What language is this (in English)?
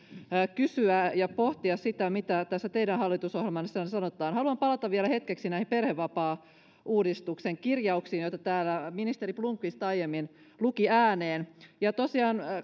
Finnish